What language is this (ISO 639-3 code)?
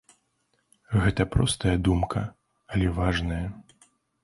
bel